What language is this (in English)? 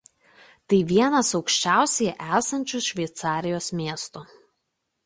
Lithuanian